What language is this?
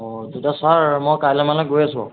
Assamese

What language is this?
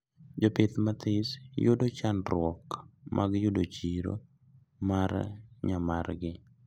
Luo (Kenya and Tanzania)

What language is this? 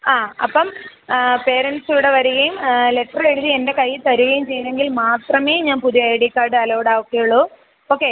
Malayalam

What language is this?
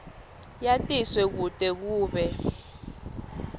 Swati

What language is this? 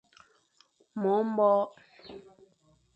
Fang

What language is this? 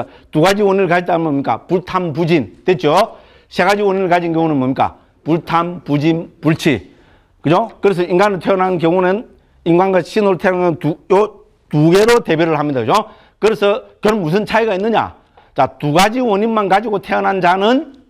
Korean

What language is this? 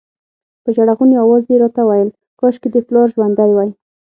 Pashto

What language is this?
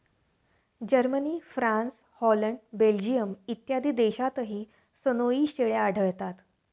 Marathi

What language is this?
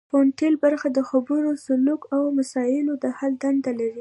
Pashto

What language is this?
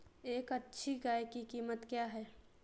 Hindi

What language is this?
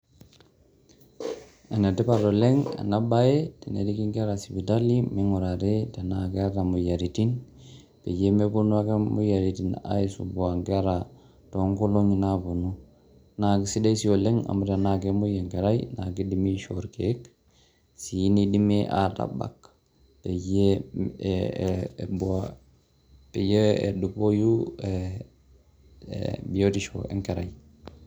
Masai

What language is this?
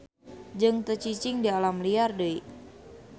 Sundanese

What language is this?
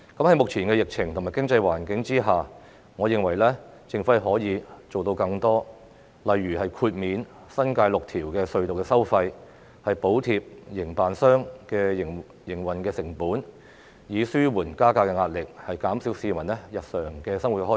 Cantonese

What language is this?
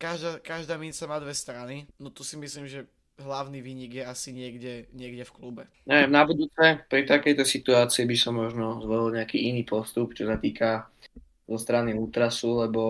Slovak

